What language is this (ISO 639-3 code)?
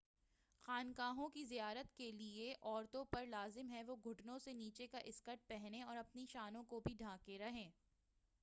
urd